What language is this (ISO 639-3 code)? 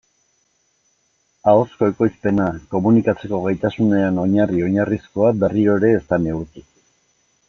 eus